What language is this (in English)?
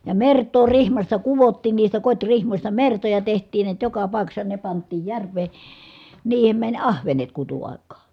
Finnish